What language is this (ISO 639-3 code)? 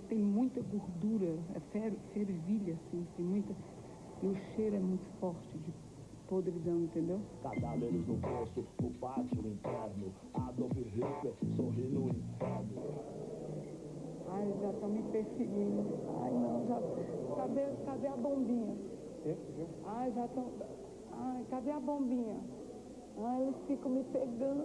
por